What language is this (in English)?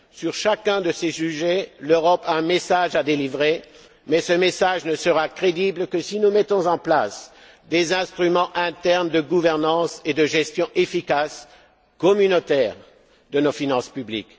French